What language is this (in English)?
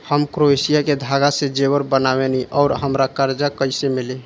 Bhojpuri